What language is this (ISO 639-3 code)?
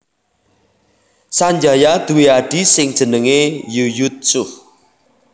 jav